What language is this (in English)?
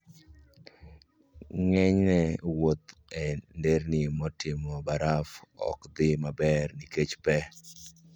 Luo (Kenya and Tanzania)